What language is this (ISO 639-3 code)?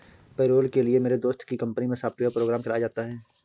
hin